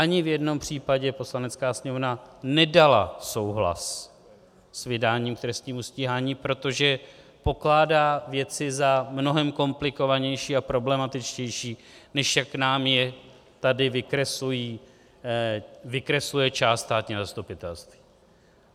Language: Czech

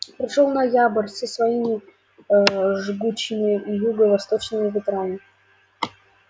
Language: Russian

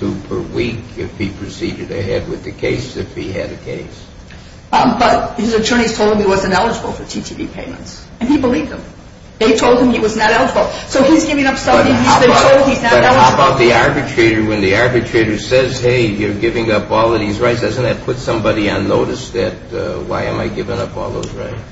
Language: English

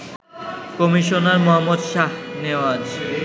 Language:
Bangla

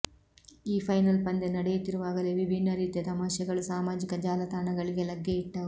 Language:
Kannada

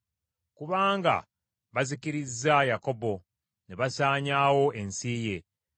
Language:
Ganda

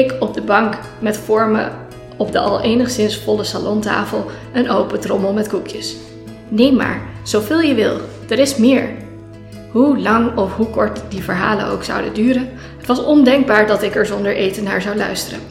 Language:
Dutch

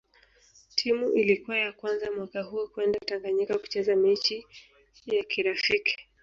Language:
Swahili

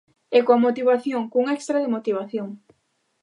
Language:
Galician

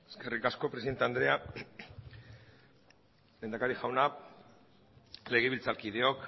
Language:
Basque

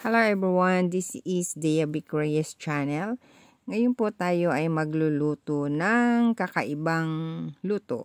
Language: Filipino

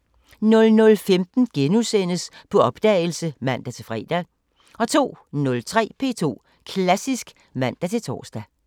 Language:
Danish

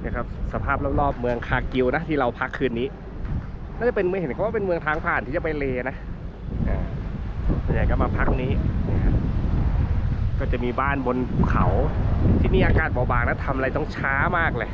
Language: Thai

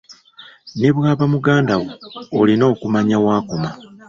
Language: Ganda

